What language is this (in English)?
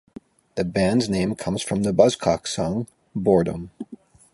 English